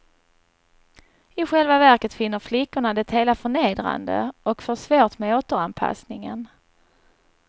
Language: Swedish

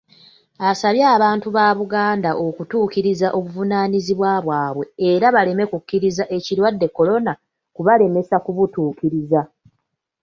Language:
Ganda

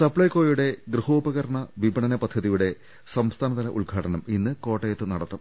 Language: Malayalam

